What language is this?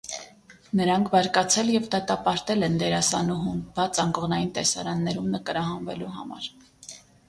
Armenian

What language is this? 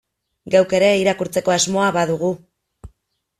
Basque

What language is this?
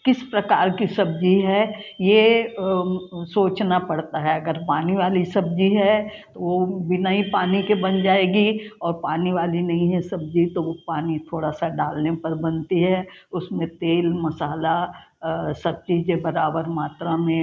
Hindi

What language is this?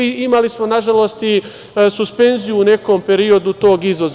Serbian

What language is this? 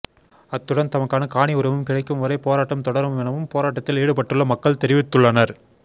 Tamil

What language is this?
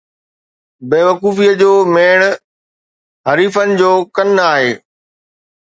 Sindhi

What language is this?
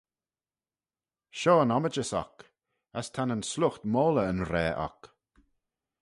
Manx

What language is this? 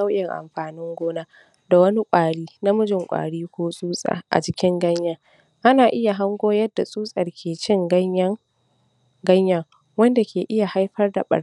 Hausa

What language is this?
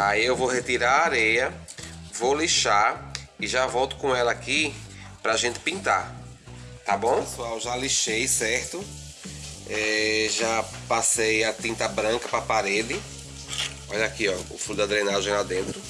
Portuguese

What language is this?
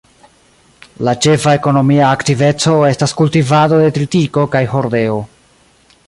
Esperanto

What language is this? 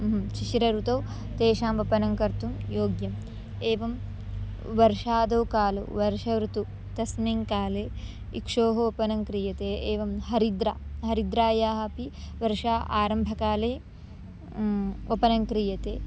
Sanskrit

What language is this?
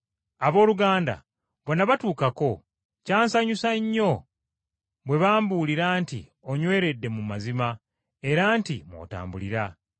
Ganda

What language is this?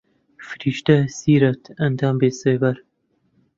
Central Kurdish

